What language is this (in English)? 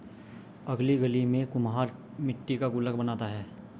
Hindi